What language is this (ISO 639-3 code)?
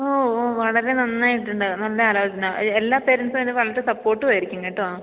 mal